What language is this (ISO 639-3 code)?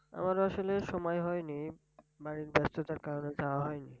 ben